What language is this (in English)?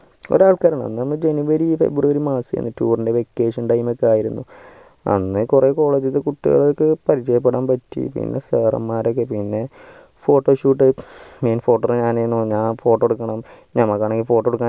Malayalam